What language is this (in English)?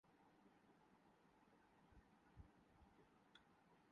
Urdu